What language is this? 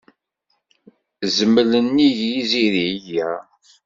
Kabyle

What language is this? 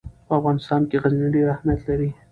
Pashto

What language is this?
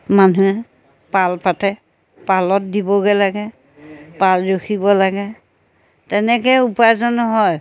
Assamese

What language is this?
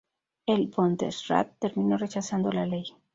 Spanish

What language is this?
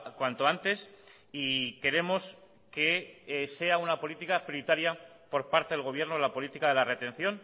Spanish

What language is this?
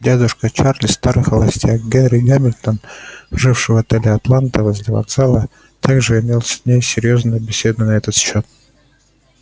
Russian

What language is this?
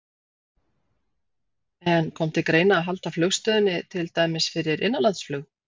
Icelandic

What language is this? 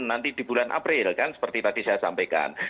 Indonesian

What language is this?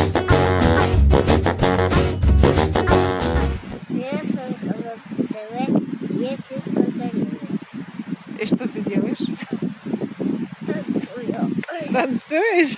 Russian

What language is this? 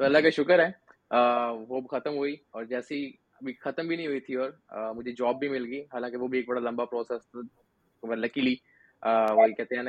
Urdu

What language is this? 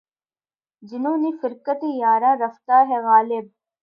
Urdu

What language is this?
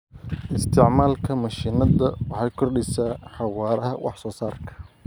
Somali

